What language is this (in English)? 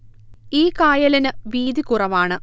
Malayalam